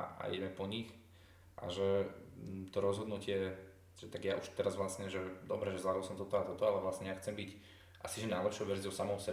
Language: Slovak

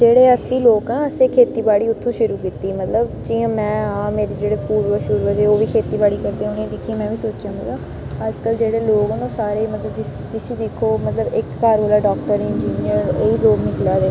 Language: Dogri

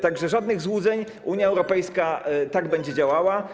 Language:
Polish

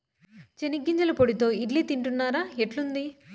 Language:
Telugu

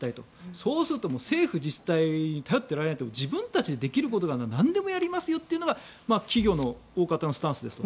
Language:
Japanese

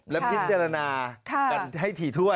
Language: Thai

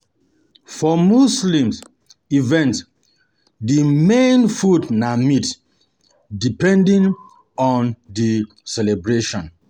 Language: Nigerian Pidgin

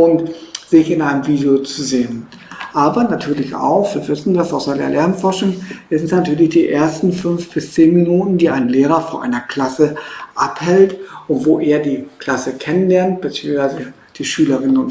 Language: German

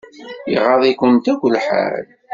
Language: Kabyle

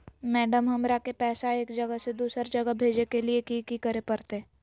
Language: Magahi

